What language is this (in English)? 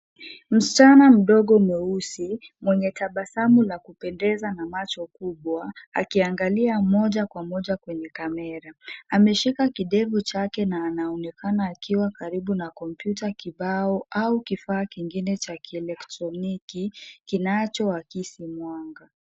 Swahili